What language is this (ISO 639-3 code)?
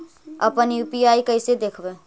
mag